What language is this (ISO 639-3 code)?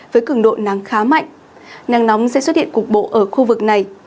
vie